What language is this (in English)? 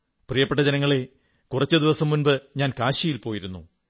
Malayalam